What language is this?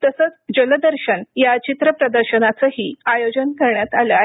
Marathi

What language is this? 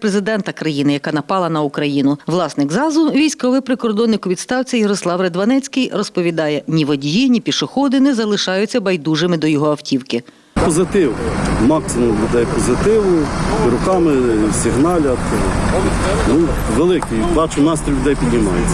Ukrainian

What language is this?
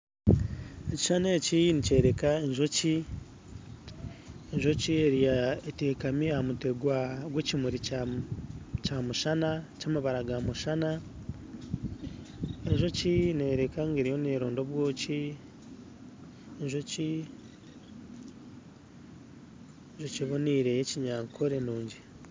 Nyankole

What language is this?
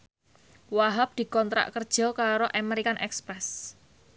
Javanese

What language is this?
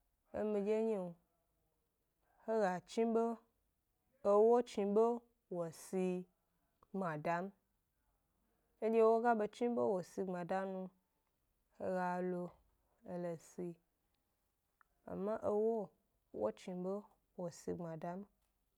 Gbari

